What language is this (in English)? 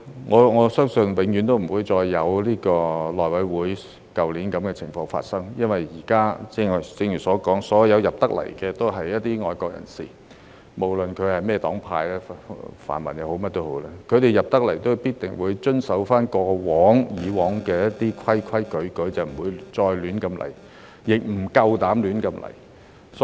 Cantonese